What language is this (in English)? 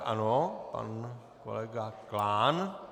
Czech